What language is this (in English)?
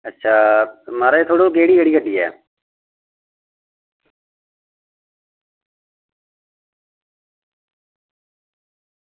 Dogri